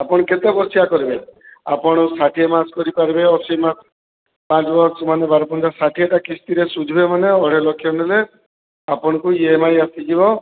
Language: Odia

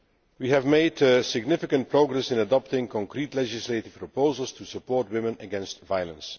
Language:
English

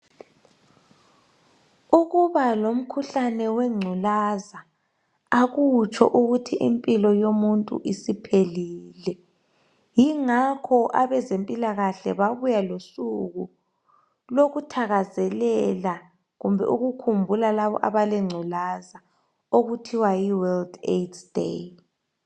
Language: North Ndebele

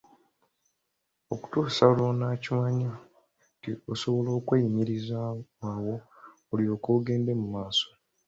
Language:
Ganda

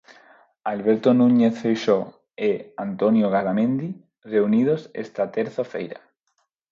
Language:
Galician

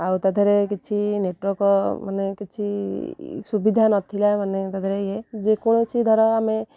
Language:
Odia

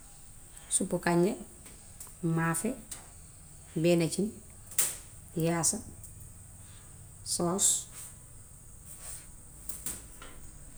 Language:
Gambian Wolof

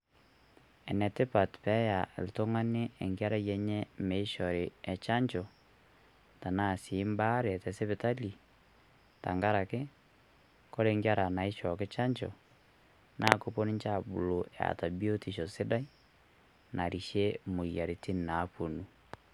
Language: Masai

